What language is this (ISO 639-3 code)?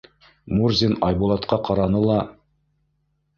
bak